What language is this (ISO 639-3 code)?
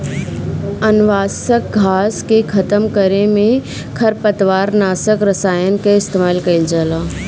bho